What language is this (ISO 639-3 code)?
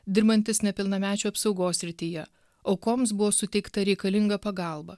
lit